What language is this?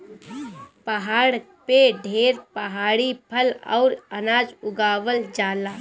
Bhojpuri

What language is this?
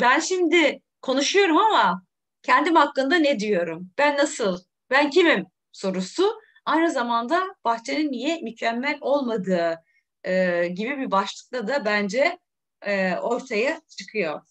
Turkish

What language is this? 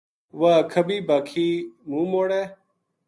Gujari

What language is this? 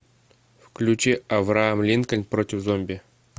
Russian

